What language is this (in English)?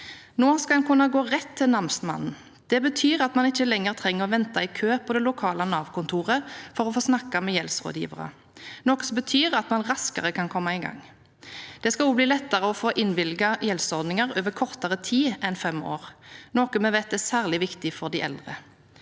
Norwegian